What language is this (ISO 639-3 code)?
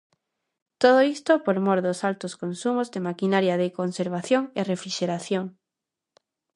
glg